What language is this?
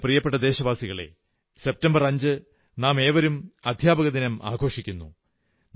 Malayalam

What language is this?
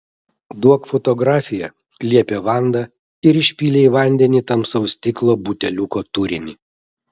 Lithuanian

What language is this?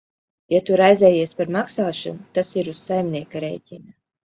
Latvian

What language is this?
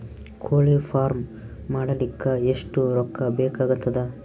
Kannada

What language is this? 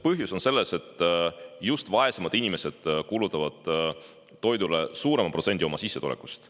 Estonian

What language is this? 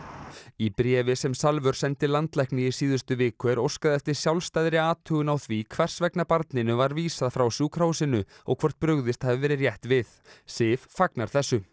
Icelandic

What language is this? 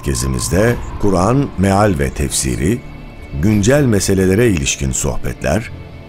Turkish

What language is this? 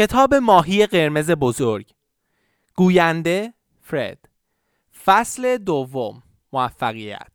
Persian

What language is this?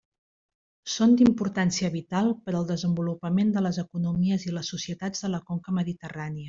Catalan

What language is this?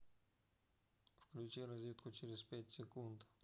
Russian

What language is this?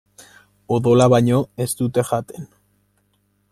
Basque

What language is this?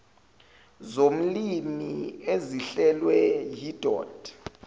Zulu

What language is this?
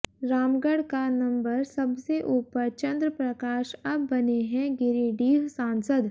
Hindi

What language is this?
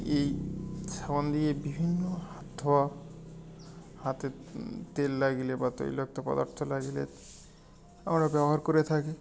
Bangla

